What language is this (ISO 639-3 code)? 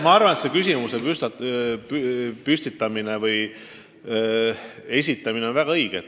est